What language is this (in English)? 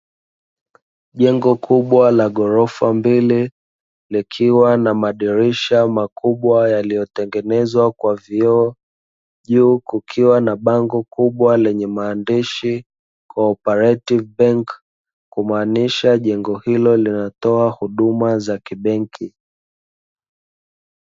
Swahili